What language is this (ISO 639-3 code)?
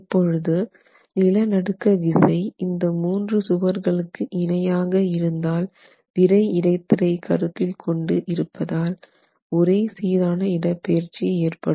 tam